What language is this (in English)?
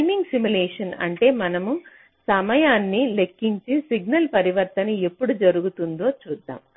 Telugu